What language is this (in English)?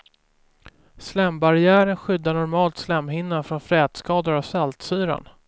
Swedish